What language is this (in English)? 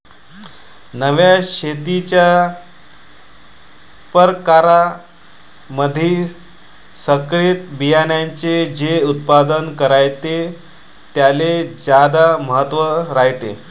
Marathi